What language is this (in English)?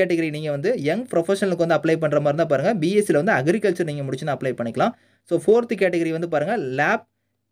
Thai